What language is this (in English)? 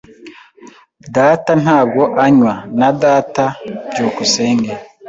Kinyarwanda